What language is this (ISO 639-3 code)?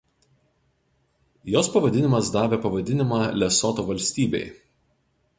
lit